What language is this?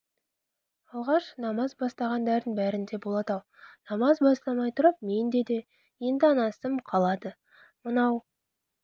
Kazakh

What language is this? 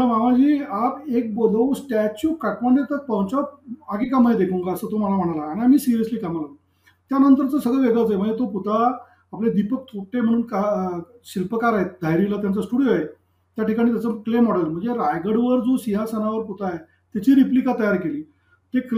Marathi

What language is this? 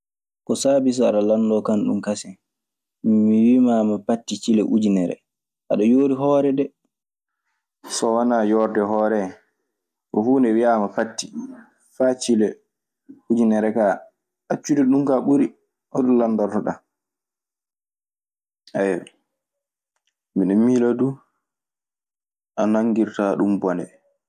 Maasina Fulfulde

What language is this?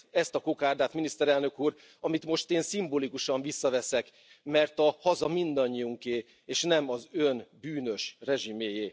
Hungarian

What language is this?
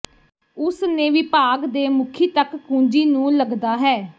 Punjabi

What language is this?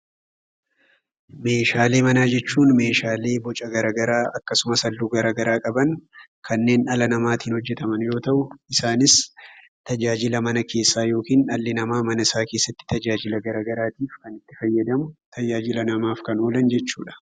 Oromo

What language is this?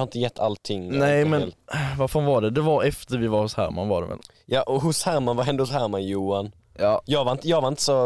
Swedish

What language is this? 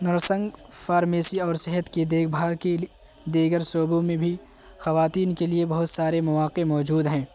Urdu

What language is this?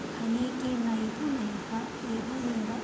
Sanskrit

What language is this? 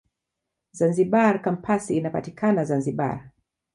Swahili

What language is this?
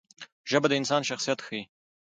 Pashto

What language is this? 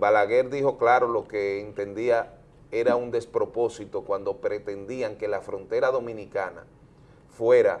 Spanish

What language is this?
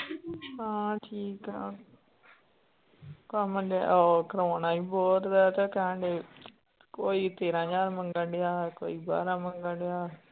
Punjabi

